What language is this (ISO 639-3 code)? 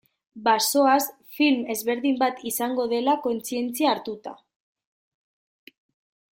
eus